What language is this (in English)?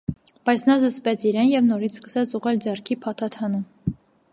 Armenian